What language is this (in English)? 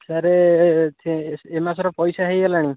Odia